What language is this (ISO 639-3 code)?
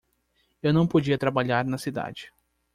por